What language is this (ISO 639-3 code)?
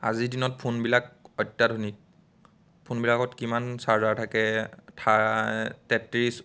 asm